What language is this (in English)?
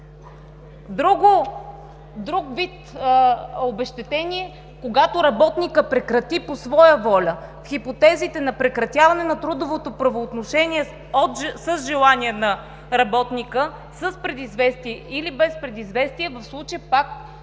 Bulgarian